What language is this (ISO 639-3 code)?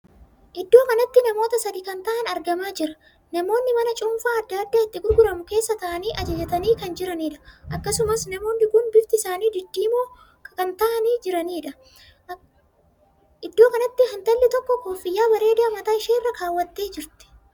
orm